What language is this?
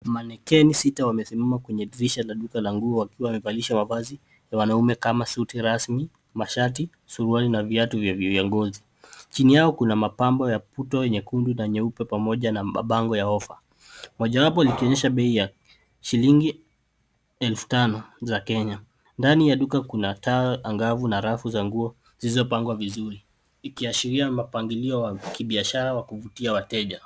Swahili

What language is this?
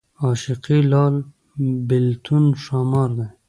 Pashto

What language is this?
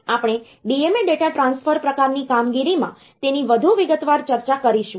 Gujarati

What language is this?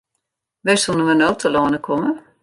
Western Frisian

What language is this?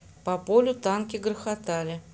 Russian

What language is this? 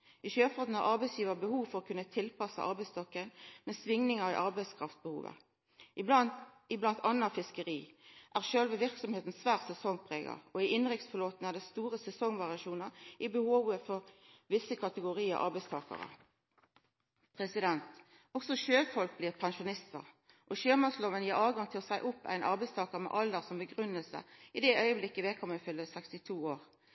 Norwegian Nynorsk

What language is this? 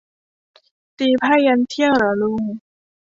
Thai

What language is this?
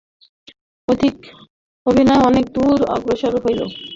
Bangla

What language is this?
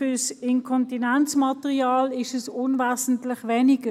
Swiss German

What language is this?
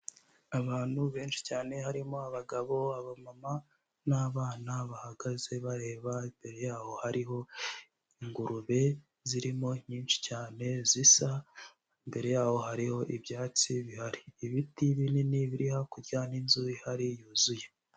Kinyarwanda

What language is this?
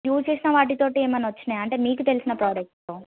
Telugu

